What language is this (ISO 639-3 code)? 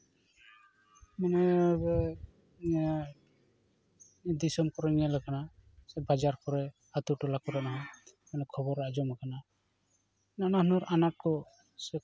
sat